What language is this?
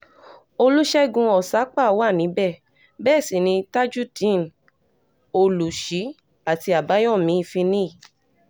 Yoruba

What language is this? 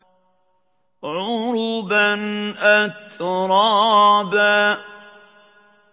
Arabic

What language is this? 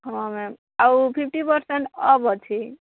Odia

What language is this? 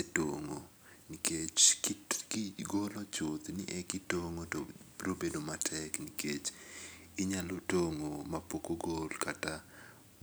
Luo (Kenya and Tanzania)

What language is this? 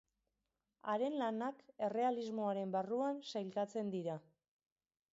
Basque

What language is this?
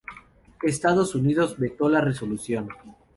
Spanish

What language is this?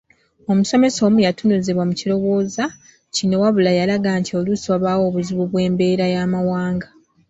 Ganda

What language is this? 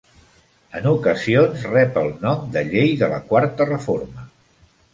Catalan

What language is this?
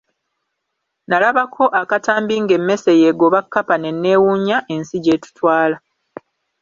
Ganda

